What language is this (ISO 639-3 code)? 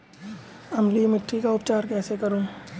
hin